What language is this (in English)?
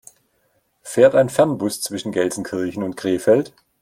German